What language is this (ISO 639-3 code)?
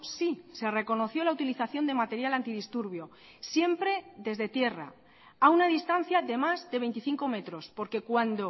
spa